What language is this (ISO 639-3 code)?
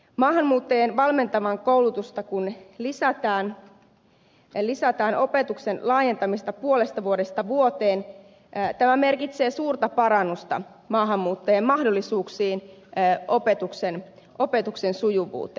fin